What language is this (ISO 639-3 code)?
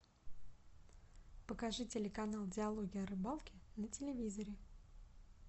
rus